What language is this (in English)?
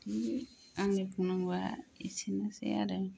Bodo